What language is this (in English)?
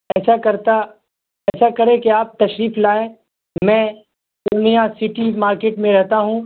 Urdu